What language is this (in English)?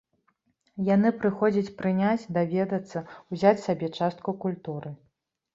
Belarusian